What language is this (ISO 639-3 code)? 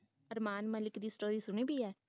pan